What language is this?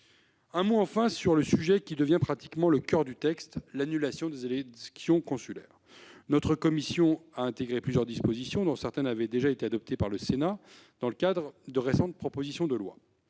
French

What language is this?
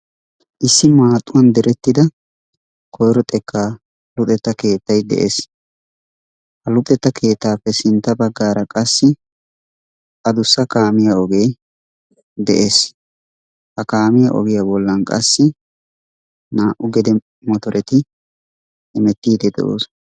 Wolaytta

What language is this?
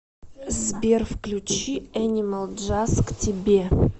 Russian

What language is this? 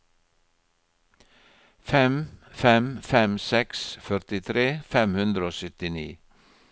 Norwegian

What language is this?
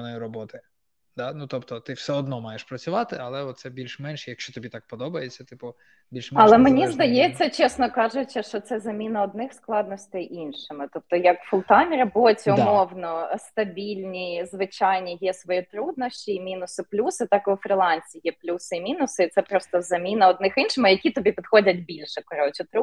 Ukrainian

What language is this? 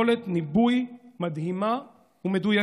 Hebrew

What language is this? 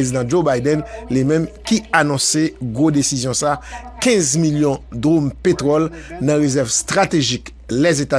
French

